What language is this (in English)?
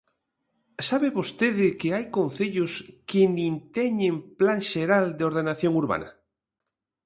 Galician